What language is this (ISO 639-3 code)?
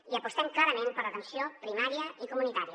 cat